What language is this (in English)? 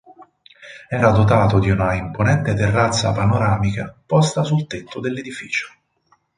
Italian